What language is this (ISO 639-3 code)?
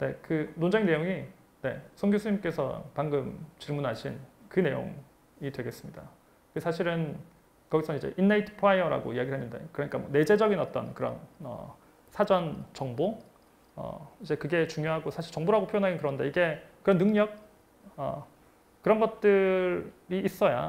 kor